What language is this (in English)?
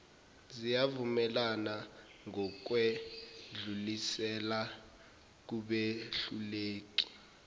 Zulu